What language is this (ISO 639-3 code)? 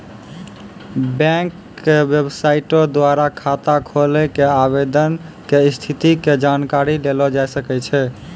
mai